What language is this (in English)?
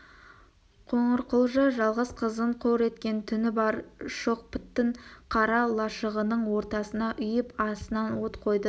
Kazakh